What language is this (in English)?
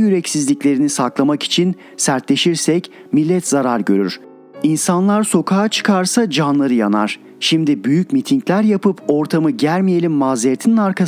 Turkish